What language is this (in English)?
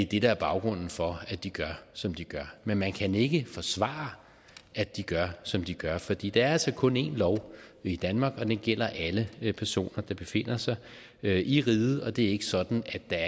Danish